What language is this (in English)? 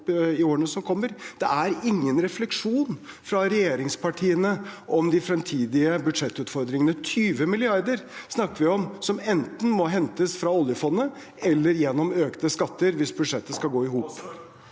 Norwegian